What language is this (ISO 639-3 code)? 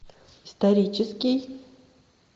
rus